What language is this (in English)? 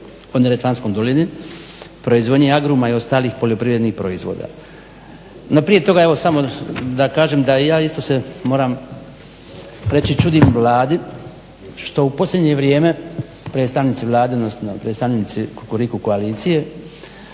Croatian